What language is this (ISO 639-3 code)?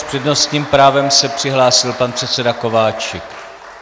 ces